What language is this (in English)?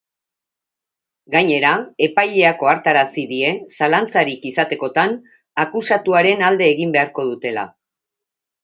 Basque